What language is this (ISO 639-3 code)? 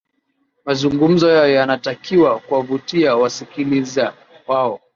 swa